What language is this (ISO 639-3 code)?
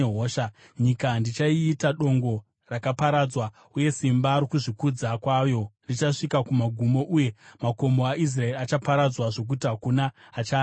sna